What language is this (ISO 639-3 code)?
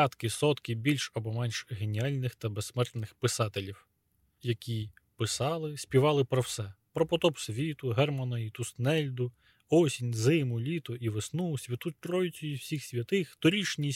ukr